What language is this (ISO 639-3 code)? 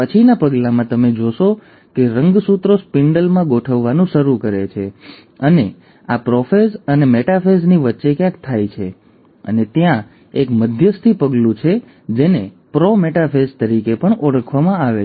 guj